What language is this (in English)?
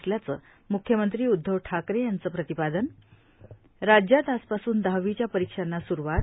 Marathi